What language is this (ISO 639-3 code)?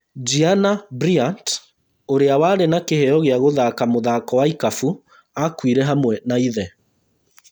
kik